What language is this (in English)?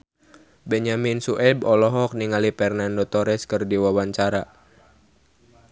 Sundanese